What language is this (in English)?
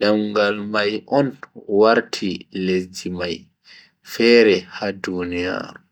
Bagirmi Fulfulde